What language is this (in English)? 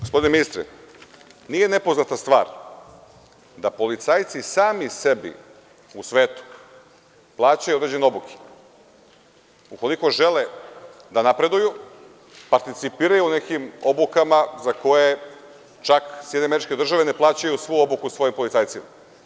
Serbian